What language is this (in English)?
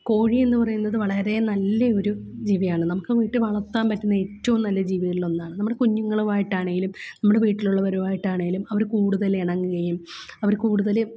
Malayalam